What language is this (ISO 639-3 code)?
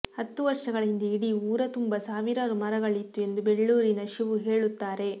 kan